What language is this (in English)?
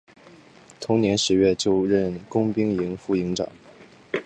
Chinese